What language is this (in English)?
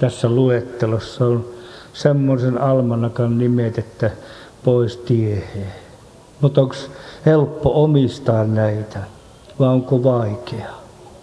Finnish